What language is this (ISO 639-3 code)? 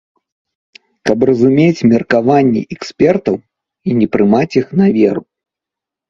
bel